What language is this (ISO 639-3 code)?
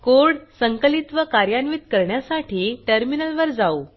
mar